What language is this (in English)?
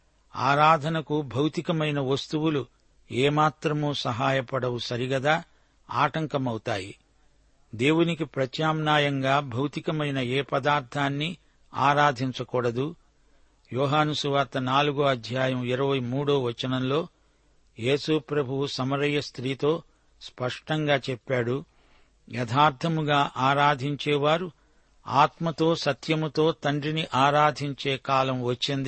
Telugu